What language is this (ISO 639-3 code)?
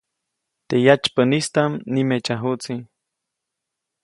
zoc